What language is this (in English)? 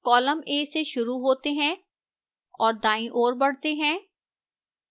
Hindi